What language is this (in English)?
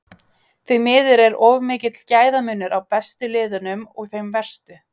Icelandic